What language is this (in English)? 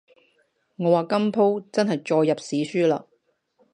Cantonese